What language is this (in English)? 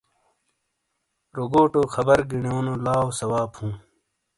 Shina